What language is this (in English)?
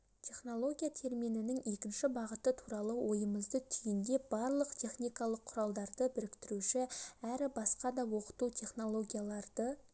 Kazakh